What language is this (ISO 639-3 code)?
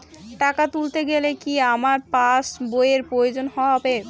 ben